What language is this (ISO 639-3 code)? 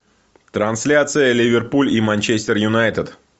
rus